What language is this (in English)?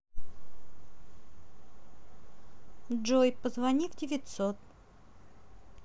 Russian